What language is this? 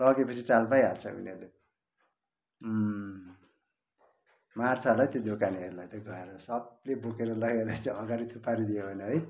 Nepali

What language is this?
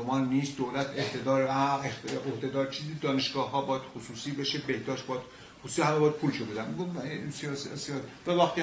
Persian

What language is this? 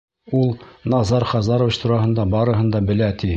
Bashkir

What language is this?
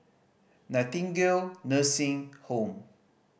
English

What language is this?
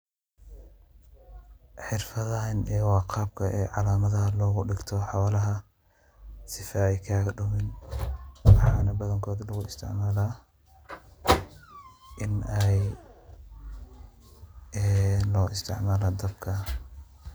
Somali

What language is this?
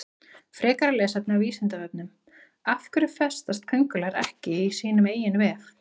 Icelandic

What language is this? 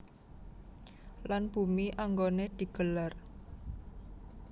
Javanese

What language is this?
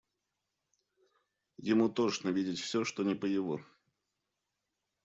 Russian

